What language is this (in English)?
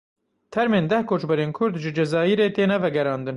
Kurdish